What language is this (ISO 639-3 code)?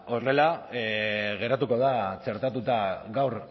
eus